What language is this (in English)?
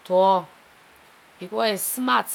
Liberian English